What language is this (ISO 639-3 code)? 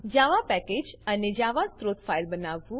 guj